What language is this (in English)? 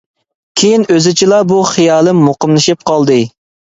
Uyghur